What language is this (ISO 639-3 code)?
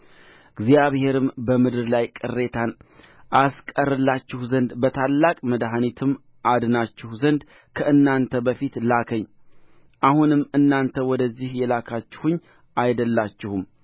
amh